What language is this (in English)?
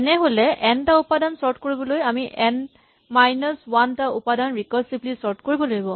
Assamese